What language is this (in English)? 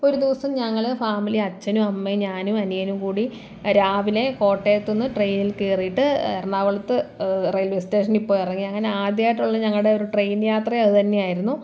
Malayalam